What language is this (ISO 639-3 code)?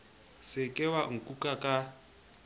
sot